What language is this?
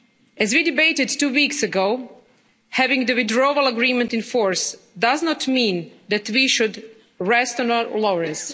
English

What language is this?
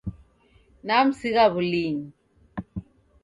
Taita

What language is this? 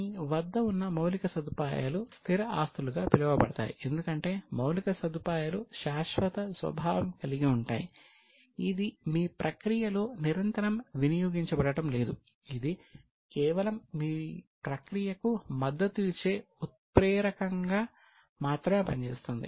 Telugu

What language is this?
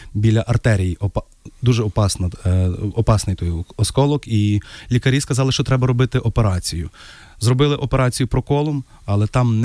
Ukrainian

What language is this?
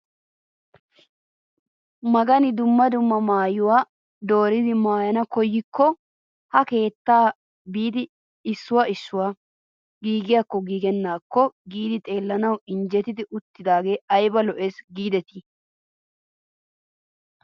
Wolaytta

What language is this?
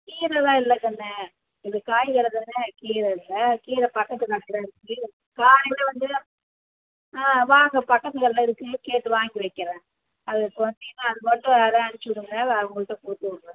Tamil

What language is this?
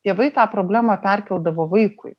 Lithuanian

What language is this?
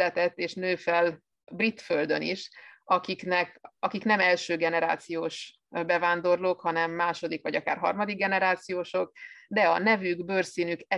Hungarian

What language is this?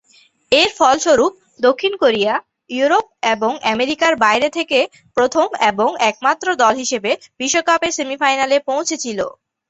Bangla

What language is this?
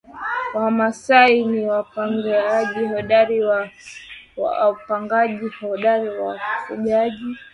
Swahili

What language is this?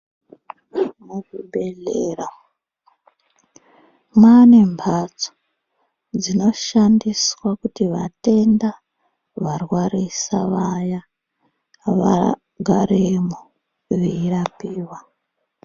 Ndau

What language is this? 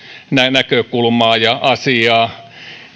Finnish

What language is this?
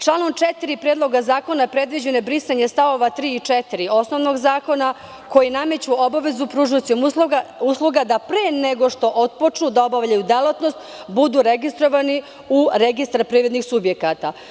Serbian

